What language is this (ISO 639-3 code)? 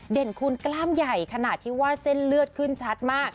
tha